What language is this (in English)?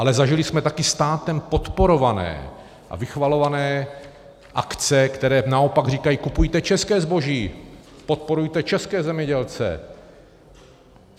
Czech